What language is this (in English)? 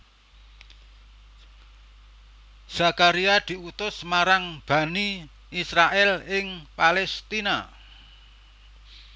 Javanese